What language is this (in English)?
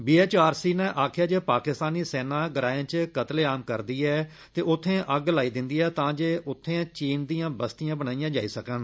Dogri